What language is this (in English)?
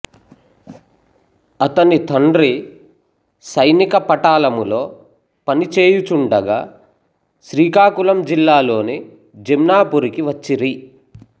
Telugu